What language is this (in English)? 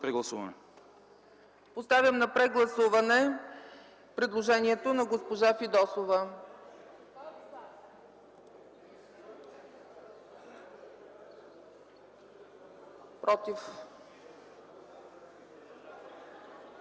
Bulgarian